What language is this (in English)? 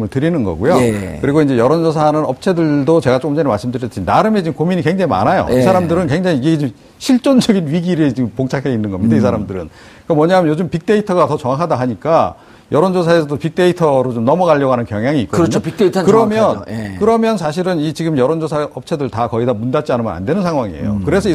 Korean